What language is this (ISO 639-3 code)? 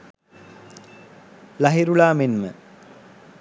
sin